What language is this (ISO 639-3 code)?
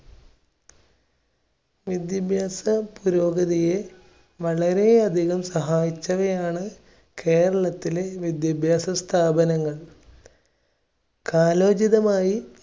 mal